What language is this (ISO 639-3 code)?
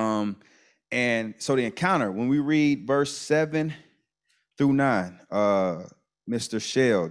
eng